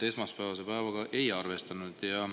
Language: Estonian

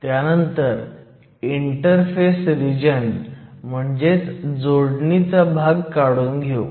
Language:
Marathi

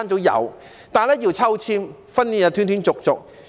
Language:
Cantonese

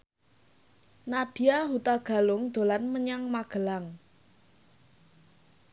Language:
Javanese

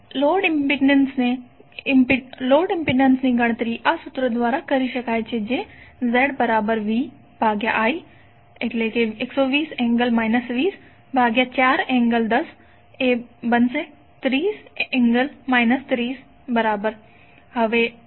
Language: Gujarati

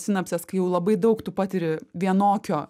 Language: Lithuanian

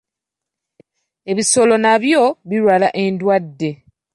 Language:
Ganda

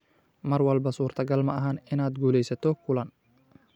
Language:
Somali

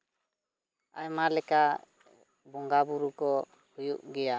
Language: Santali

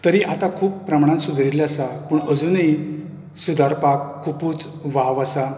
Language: Konkani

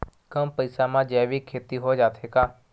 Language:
Chhattisgarhi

